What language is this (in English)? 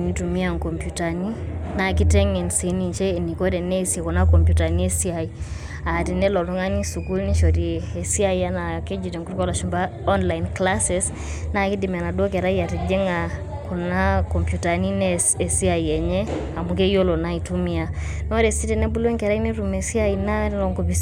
Masai